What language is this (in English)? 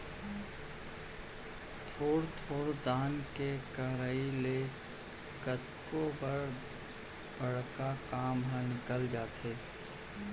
Chhattisgarhi